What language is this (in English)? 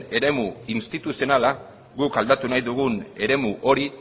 Basque